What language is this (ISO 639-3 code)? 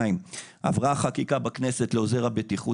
heb